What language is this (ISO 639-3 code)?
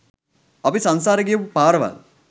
sin